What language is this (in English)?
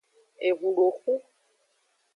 Aja (Benin)